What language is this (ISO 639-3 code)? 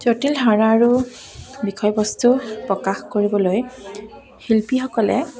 asm